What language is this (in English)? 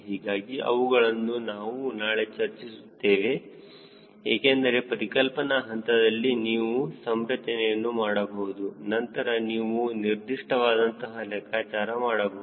Kannada